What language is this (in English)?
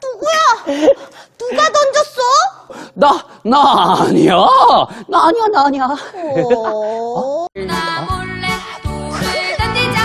Korean